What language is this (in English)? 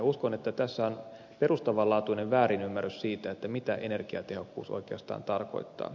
Finnish